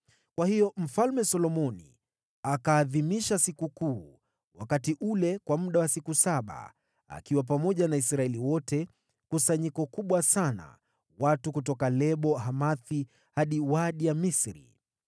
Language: Swahili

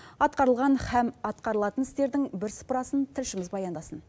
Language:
Kazakh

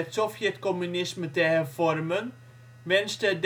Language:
Dutch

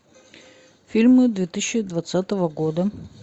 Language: Russian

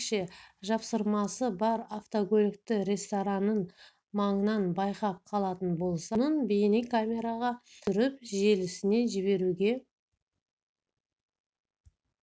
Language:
Kazakh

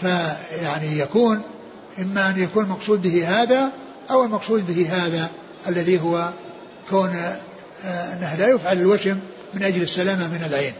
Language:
Arabic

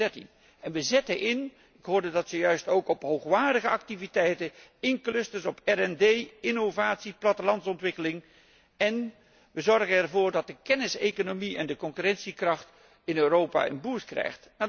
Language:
Dutch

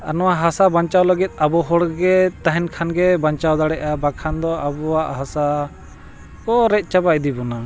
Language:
Santali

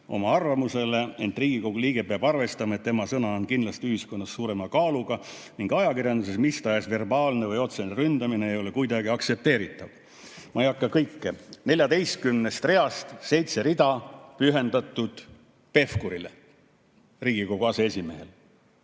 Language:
Estonian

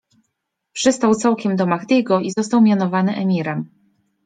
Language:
Polish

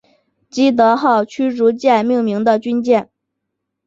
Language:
Chinese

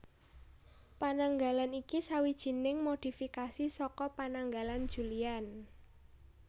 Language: Javanese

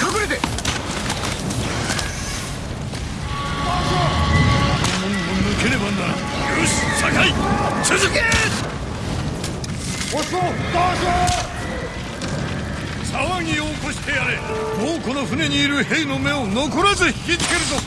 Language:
Japanese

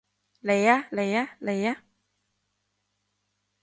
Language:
Cantonese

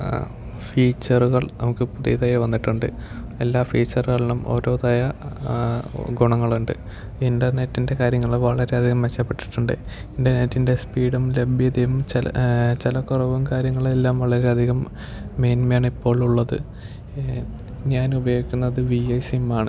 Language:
Malayalam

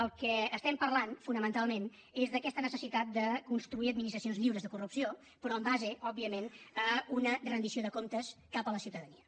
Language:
Catalan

